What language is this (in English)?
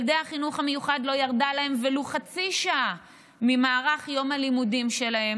Hebrew